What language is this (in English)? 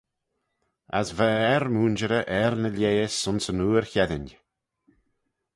Manx